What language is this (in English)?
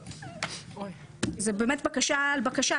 Hebrew